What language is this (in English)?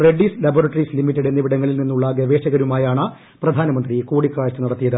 Malayalam